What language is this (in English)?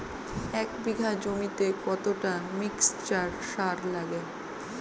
Bangla